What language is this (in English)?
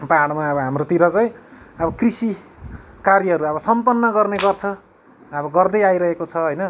Nepali